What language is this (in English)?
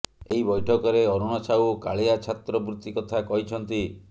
Odia